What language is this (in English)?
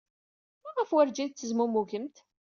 Kabyle